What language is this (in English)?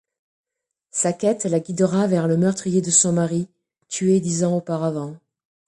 French